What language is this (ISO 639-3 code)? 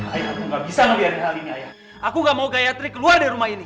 ind